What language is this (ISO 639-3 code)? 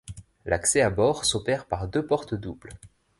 fra